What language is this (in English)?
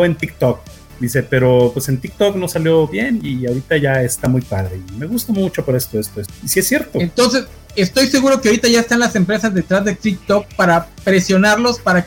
Spanish